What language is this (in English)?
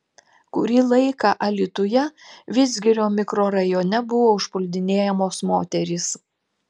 Lithuanian